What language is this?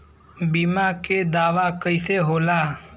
Bhojpuri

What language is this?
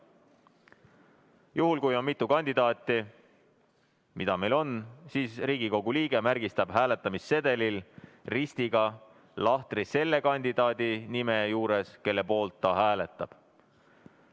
Estonian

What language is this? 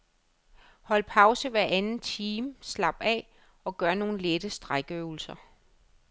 Danish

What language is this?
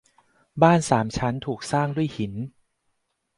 Thai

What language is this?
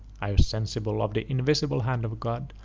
English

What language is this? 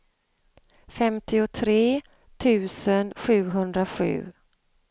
Swedish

